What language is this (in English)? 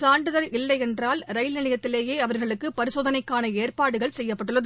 Tamil